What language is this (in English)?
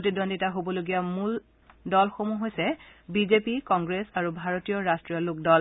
Assamese